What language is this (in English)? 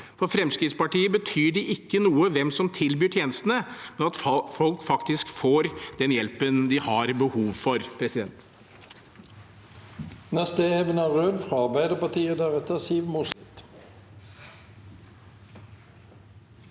Norwegian